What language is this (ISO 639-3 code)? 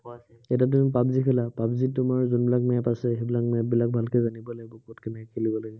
asm